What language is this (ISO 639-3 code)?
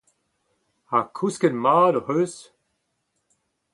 bre